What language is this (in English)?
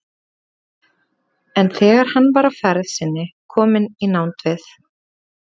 Icelandic